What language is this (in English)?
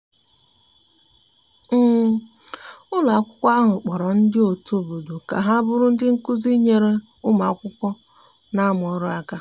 Igbo